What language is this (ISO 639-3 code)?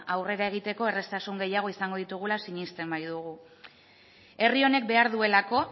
eus